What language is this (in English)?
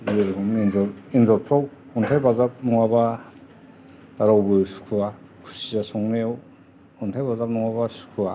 Bodo